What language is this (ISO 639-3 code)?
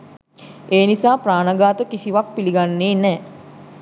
sin